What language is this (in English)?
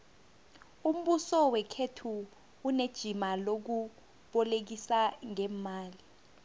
South Ndebele